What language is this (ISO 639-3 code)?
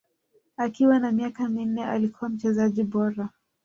swa